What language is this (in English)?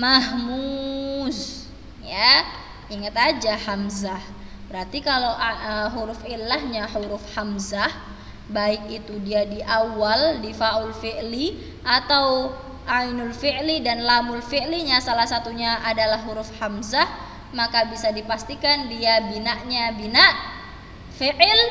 Indonesian